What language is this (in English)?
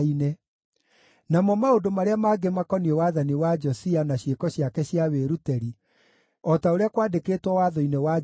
Kikuyu